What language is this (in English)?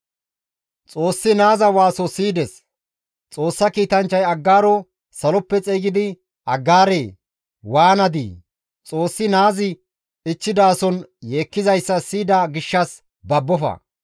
Gamo